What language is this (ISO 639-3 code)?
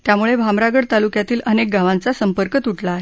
mar